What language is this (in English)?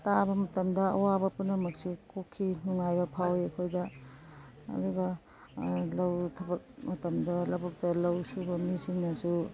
Manipuri